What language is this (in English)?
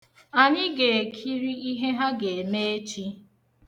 Igbo